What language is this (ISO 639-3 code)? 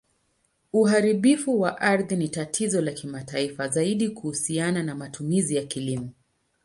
swa